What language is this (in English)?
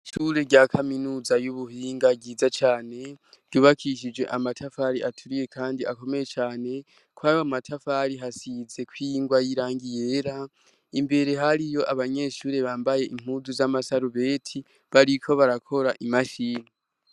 Rundi